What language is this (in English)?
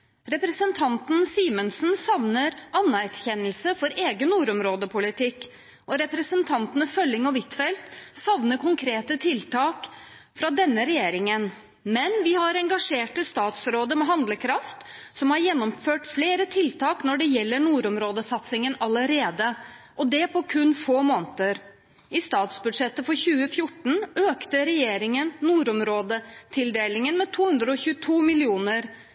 Norwegian Bokmål